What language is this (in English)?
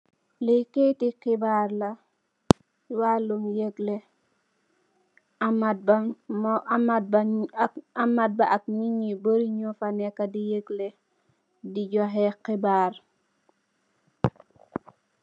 Wolof